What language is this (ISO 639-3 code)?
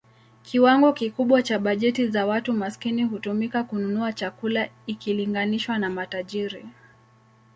swa